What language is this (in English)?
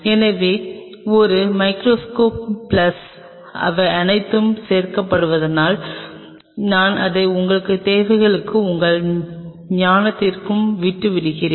Tamil